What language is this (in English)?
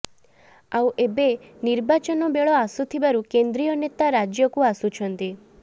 Odia